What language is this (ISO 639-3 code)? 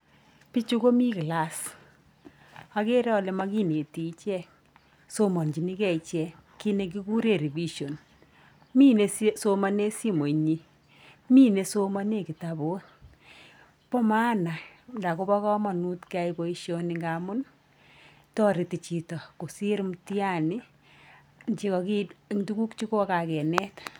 kln